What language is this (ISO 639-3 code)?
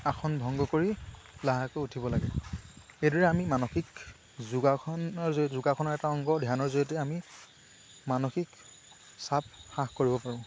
asm